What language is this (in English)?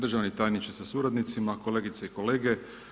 Croatian